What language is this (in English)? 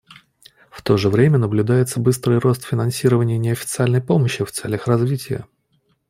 Russian